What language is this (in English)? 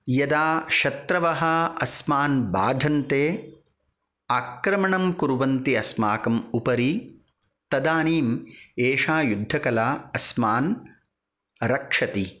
Sanskrit